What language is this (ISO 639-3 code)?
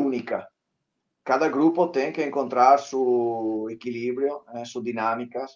por